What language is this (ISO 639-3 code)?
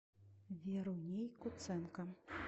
rus